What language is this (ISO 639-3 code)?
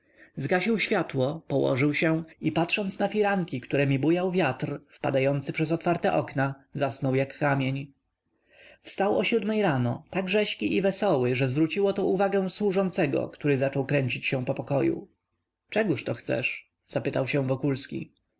pol